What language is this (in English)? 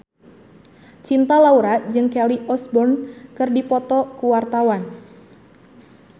Sundanese